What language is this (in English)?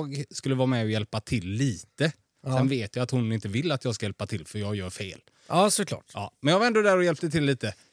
Swedish